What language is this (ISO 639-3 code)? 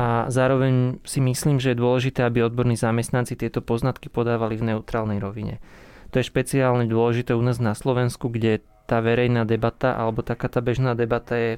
slk